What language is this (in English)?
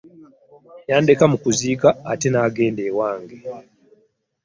Ganda